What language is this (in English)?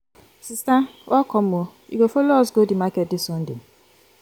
Nigerian Pidgin